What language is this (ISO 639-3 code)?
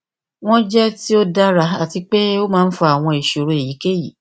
yor